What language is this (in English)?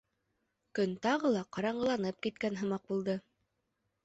Bashkir